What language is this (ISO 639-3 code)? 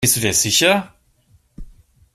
deu